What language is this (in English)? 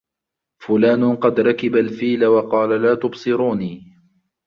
Arabic